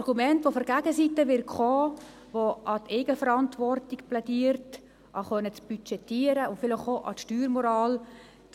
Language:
Swiss German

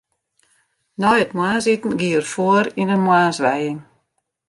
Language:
Western Frisian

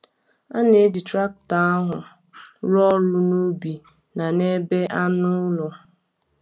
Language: Igbo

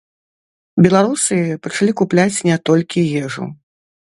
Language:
Belarusian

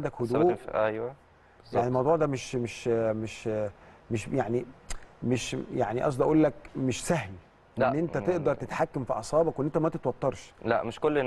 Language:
Arabic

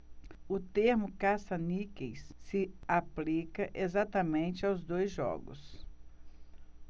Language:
Portuguese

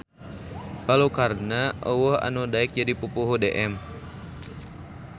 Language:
Sundanese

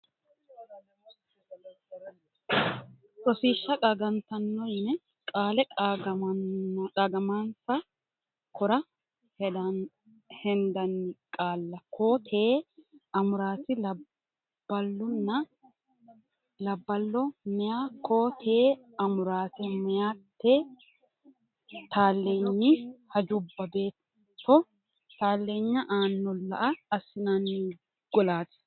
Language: Sidamo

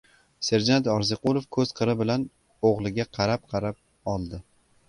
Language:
Uzbek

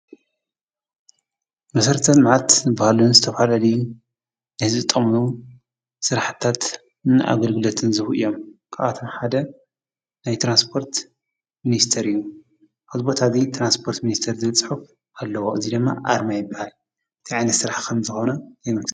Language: Tigrinya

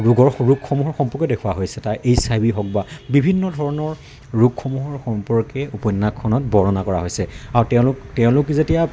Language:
Assamese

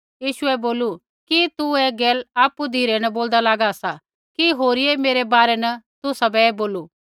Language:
Kullu Pahari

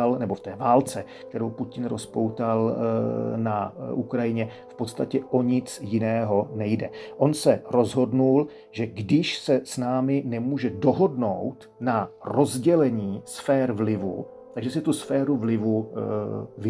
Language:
Czech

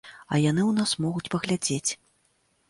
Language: Belarusian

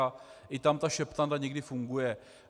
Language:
Czech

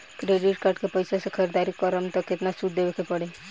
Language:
Bhojpuri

